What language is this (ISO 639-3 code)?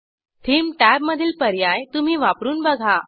mar